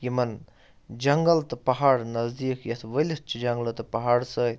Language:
Kashmiri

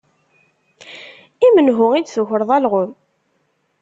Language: Kabyle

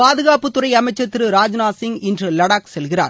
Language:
Tamil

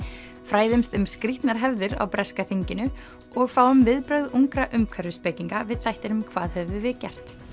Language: Icelandic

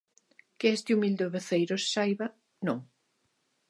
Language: Galician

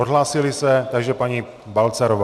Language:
Czech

